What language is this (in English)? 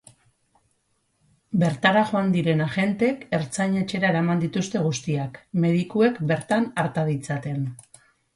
Basque